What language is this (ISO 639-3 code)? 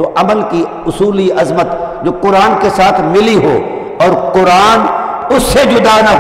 hin